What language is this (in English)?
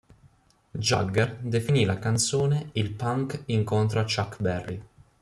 Italian